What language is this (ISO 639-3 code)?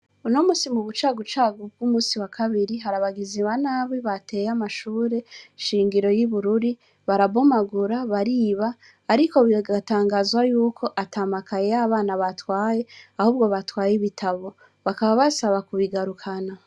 run